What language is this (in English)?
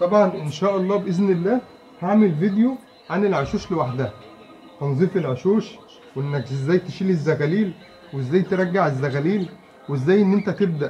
Arabic